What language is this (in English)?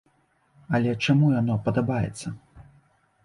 Belarusian